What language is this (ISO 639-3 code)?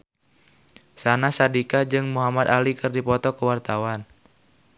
sun